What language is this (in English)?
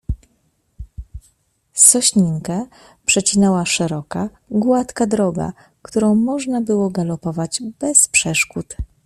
Polish